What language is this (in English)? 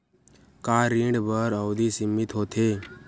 Chhattisgarhi